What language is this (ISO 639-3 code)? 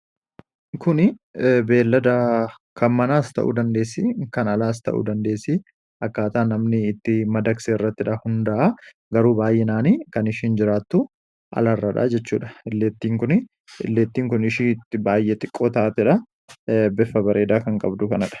orm